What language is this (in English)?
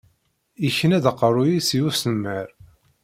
Kabyle